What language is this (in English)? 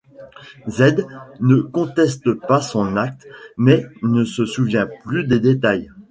French